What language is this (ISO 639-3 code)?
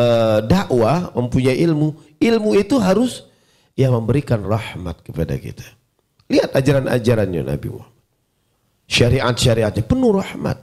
ind